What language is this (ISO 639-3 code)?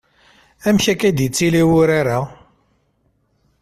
kab